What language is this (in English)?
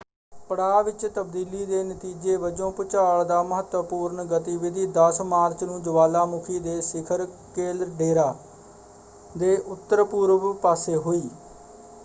Punjabi